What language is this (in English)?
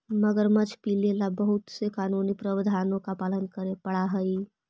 Magahi